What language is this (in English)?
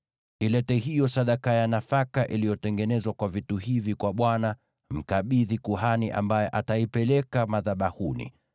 Swahili